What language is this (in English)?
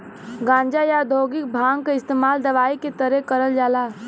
Bhojpuri